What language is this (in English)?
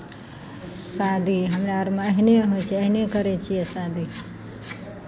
Maithili